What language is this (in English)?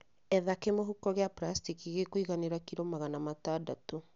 Kikuyu